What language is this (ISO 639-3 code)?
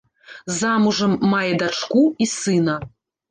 bel